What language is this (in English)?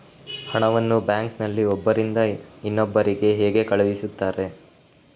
Kannada